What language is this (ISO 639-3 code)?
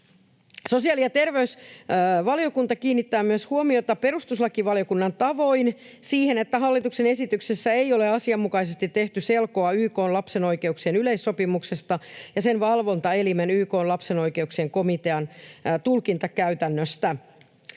fin